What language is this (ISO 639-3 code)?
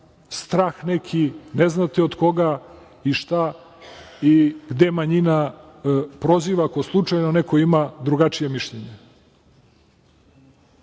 srp